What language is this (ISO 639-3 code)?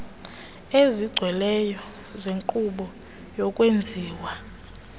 xho